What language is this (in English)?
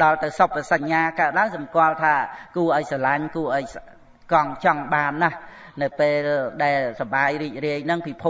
Vietnamese